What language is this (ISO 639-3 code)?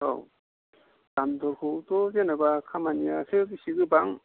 brx